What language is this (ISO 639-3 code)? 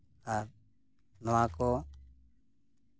sat